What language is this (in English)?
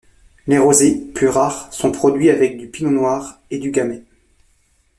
French